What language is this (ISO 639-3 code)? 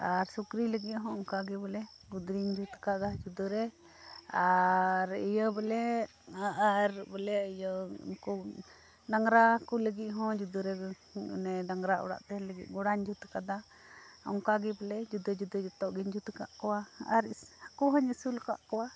sat